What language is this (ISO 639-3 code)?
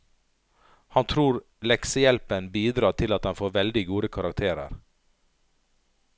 nor